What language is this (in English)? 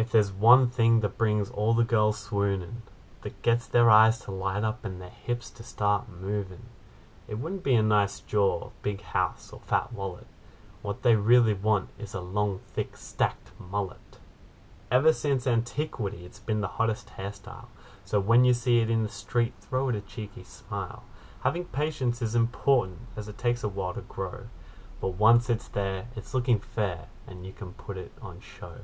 English